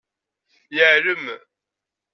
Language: Kabyle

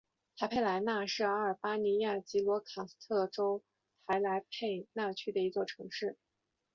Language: Chinese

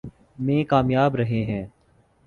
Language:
Urdu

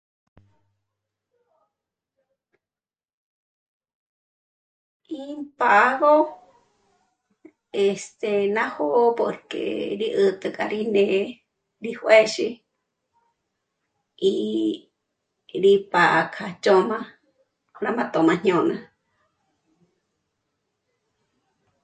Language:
Michoacán Mazahua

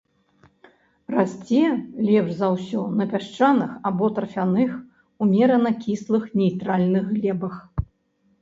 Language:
Belarusian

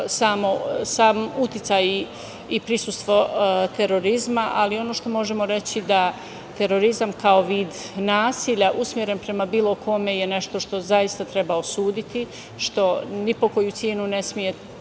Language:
Serbian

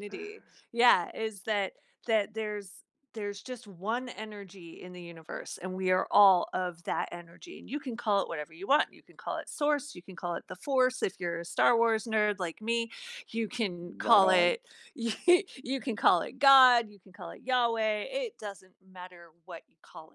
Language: English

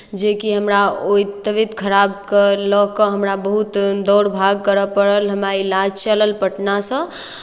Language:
Maithili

